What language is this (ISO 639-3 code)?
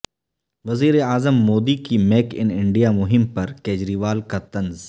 urd